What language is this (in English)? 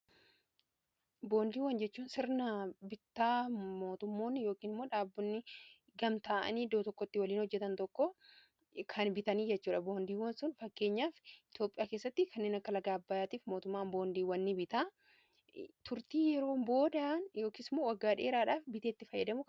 Oromo